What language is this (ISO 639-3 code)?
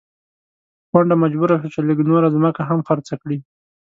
pus